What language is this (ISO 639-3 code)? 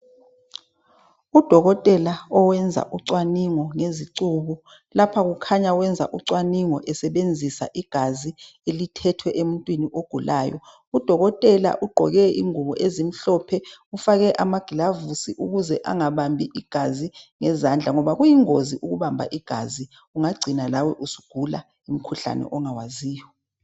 nde